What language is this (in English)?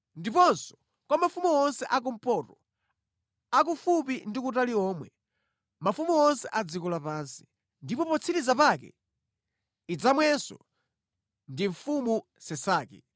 Nyanja